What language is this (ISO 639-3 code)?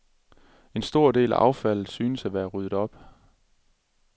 dan